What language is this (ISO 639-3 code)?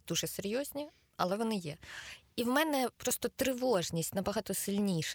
ukr